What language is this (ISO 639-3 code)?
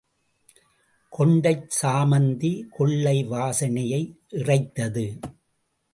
tam